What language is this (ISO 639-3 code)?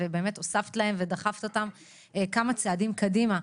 heb